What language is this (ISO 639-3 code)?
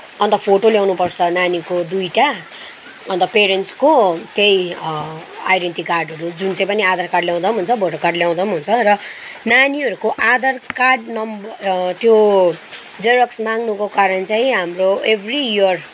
nep